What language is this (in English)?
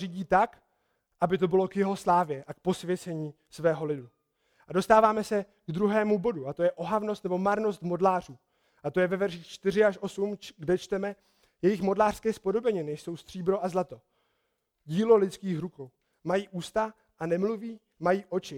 Czech